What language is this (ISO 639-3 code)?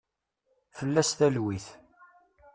kab